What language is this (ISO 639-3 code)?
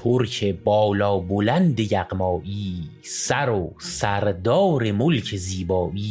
fas